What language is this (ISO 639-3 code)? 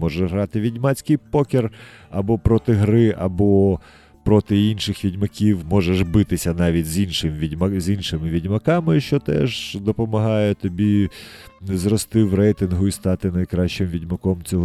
ukr